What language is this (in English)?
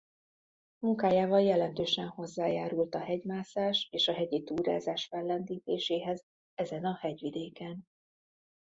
Hungarian